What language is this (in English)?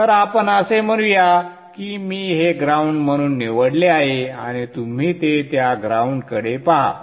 Marathi